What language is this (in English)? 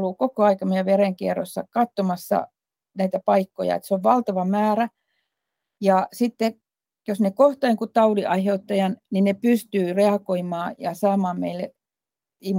Finnish